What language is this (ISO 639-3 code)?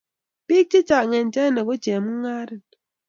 kln